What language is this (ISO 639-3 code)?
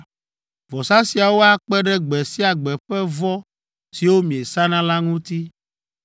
ewe